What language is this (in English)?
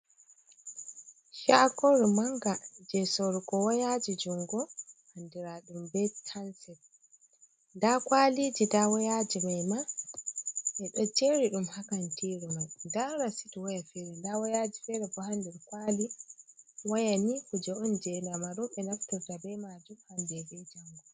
Fula